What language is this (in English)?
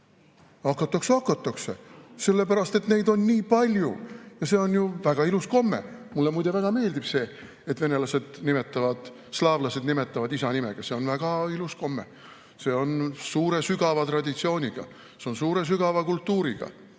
Estonian